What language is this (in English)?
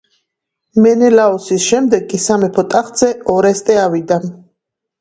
Georgian